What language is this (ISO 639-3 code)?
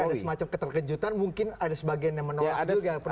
ind